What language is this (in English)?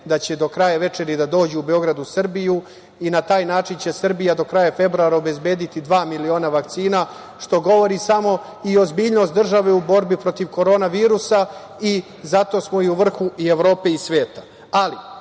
Serbian